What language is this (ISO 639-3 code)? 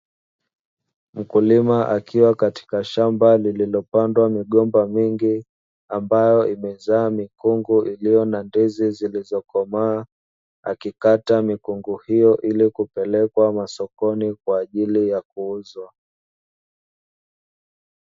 swa